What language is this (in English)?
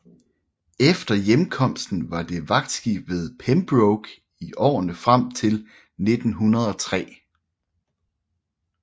Danish